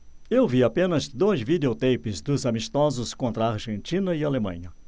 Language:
Portuguese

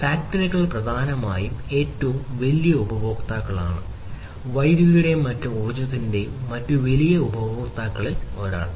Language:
Malayalam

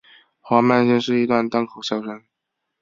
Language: Chinese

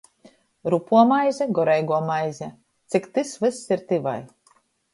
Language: Latgalian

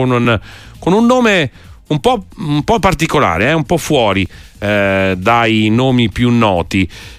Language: Italian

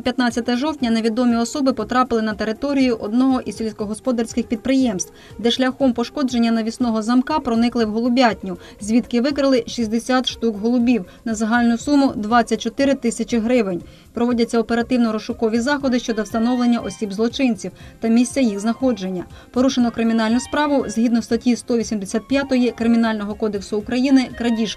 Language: Ukrainian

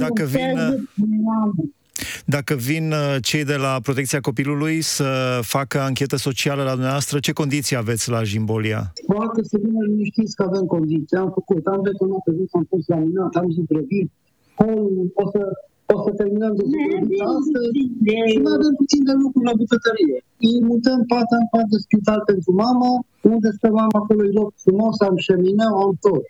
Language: Romanian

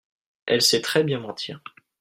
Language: French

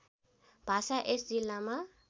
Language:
Nepali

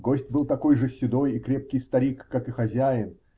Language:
Russian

